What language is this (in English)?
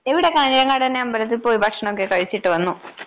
Malayalam